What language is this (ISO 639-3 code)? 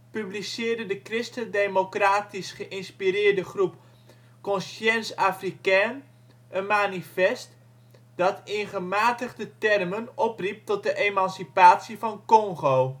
nld